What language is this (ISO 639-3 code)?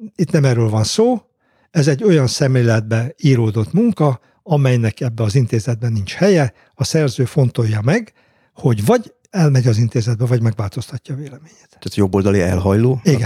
hun